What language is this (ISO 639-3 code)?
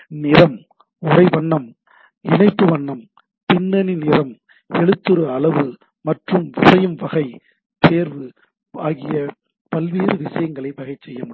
tam